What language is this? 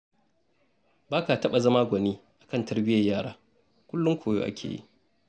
Hausa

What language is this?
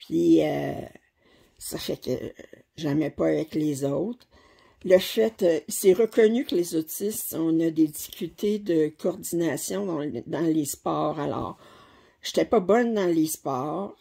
French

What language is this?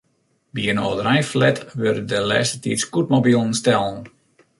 Western Frisian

